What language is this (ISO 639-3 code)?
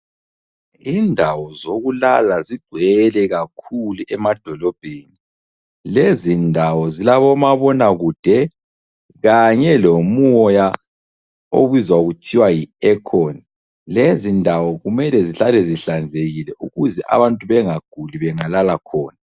nde